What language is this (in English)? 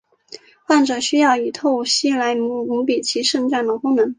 Chinese